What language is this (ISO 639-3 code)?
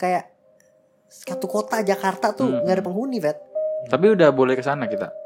ind